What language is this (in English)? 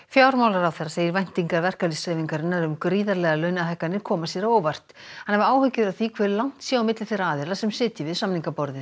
Icelandic